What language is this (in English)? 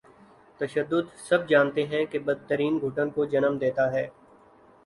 Urdu